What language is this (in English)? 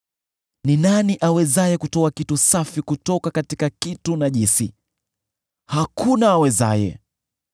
Swahili